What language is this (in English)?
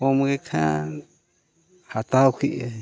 Santali